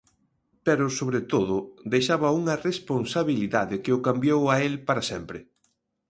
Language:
Galician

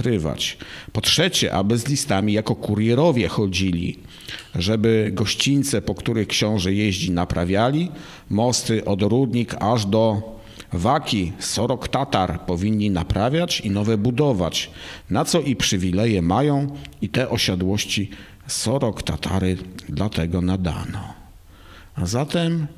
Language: Polish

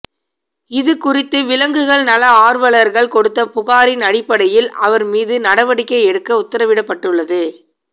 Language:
Tamil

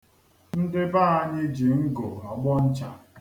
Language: Igbo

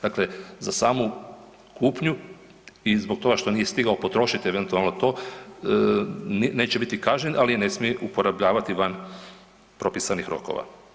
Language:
Croatian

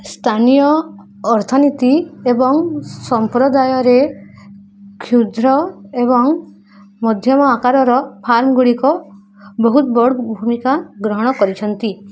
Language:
Odia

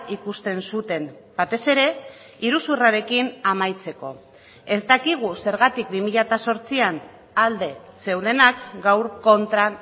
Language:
Basque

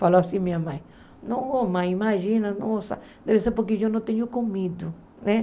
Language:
Portuguese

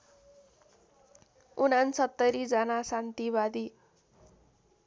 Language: Nepali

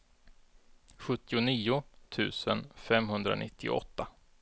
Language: Swedish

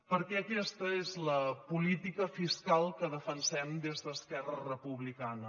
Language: Catalan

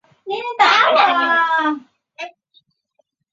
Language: Chinese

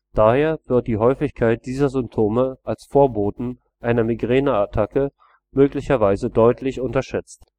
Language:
German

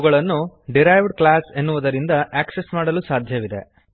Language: Kannada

